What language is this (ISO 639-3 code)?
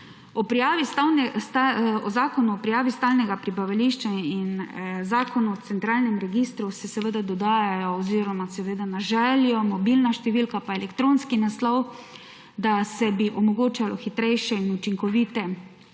slv